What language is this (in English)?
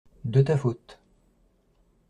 French